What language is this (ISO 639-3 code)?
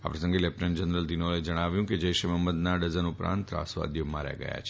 guj